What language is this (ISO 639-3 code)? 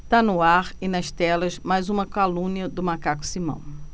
por